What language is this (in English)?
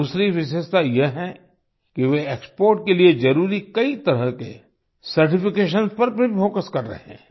Hindi